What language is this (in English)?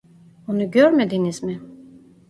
Turkish